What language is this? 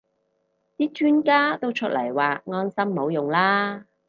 Cantonese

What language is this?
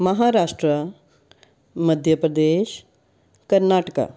Punjabi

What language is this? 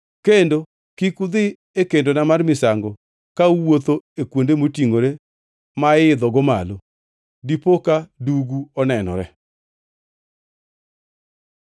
Luo (Kenya and Tanzania)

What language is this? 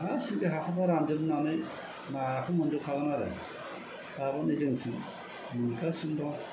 Bodo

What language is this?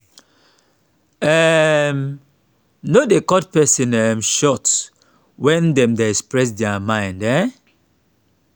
Nigerian Pidgin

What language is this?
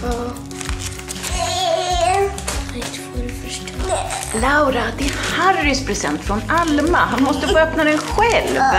Swedish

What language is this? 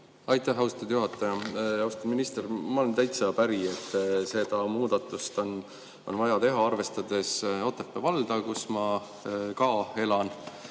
Estonian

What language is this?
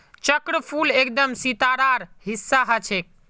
Magahi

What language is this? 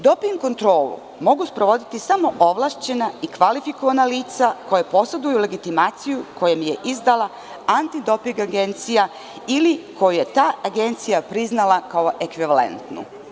Serbian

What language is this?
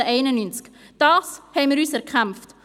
Swiss German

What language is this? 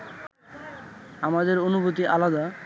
Bangla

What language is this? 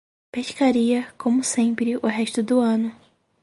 Portuguese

